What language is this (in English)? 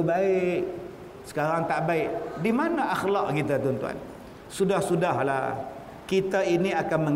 Malay